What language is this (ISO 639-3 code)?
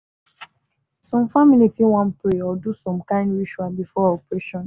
pcm